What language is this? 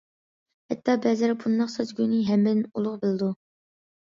Uyghur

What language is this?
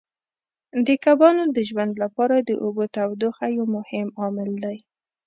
Pashto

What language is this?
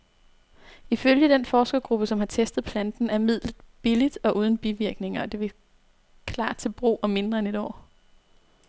Danish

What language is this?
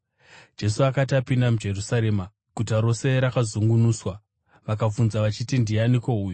Shona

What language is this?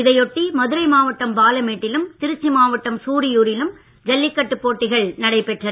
Tamil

